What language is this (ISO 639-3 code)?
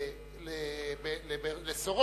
heb